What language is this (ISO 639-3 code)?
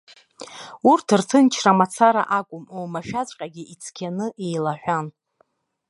abk